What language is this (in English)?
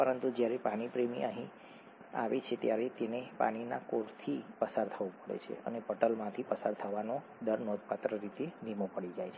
Gujarati